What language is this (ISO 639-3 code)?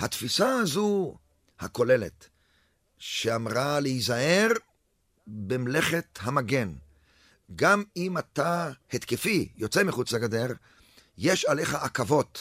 heb